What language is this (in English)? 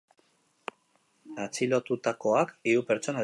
Basque